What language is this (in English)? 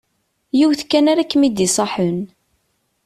Kabyle